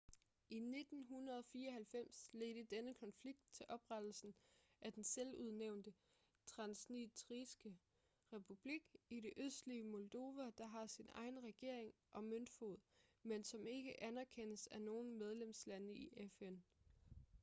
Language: Danish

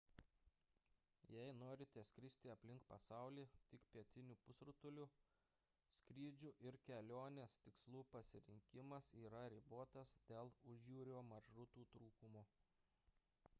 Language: Lithuanian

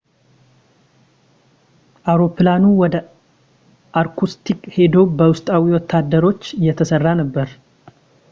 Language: Amharic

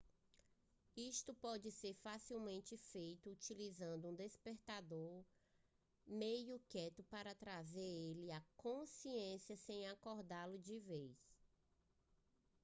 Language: Portuguese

